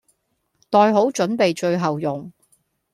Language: Cantonese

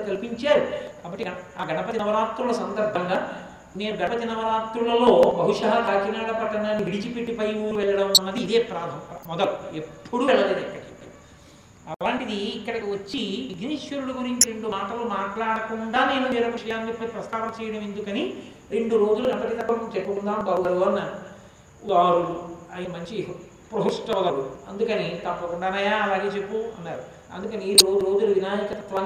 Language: Telugu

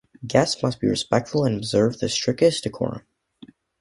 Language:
English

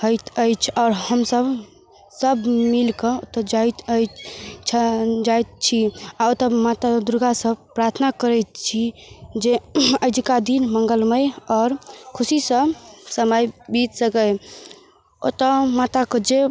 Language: Maithili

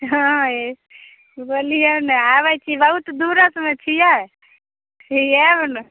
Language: Maithili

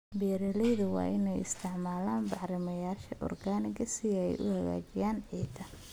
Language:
Somali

